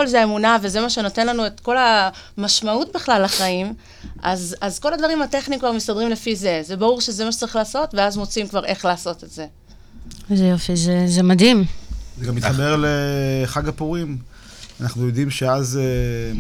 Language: Hebrew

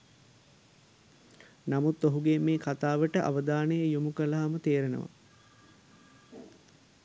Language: Sinhala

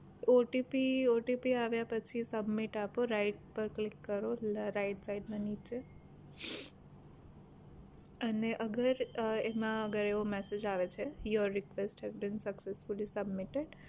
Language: Gujarati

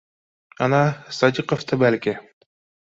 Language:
Bashkir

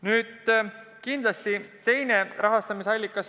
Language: Estonian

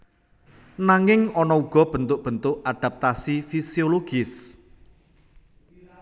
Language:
Javanese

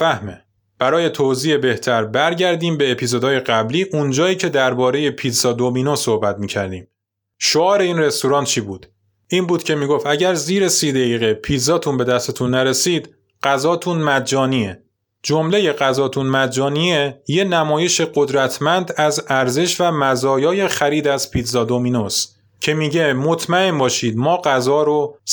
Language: Persian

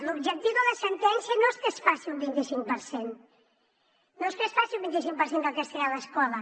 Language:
Catalan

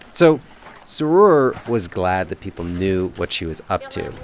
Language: English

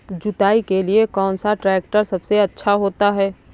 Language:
Hindi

